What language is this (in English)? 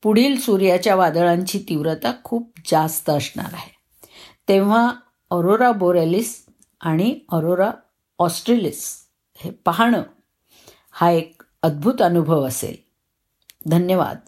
Marathi